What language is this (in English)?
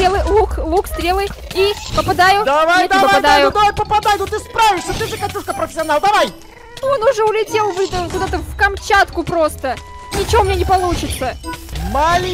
Russian